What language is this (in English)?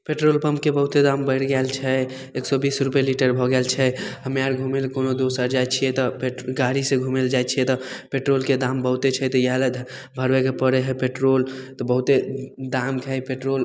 Maithili